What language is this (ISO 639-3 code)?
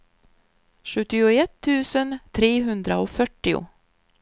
swe